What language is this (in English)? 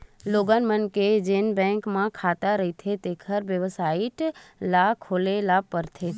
Chhattisgarhi